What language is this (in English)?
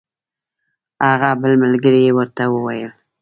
Pashto